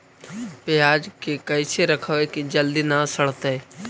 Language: Magahi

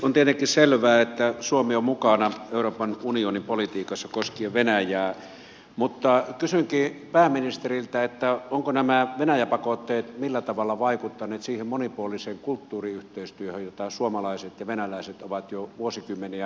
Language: Finnish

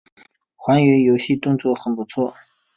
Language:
Chinese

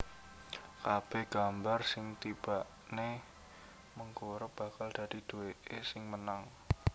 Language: Javanese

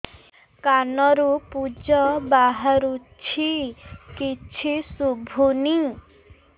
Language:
Odia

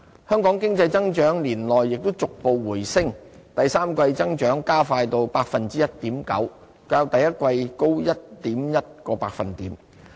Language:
Cantonese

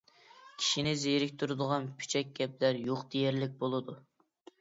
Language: Uyghur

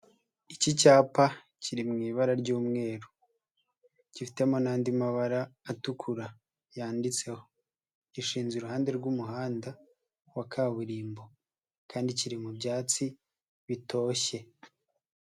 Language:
Kinyarwanda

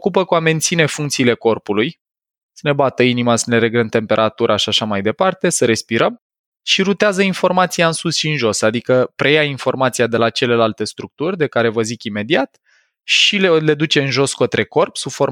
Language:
Romanian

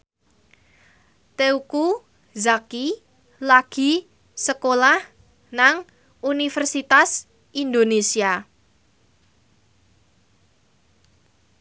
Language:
Javanese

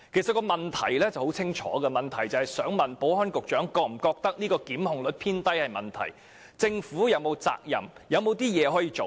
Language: Cantonese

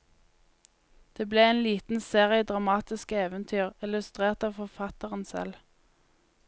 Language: Norwegian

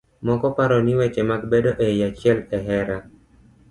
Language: Luo (Kenya and Tanzania)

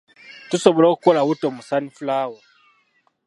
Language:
Ganda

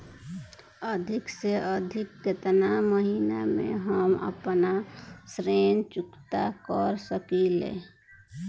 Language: Bhojpuri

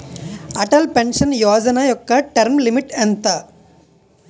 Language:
Telugu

